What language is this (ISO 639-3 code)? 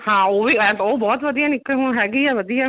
pan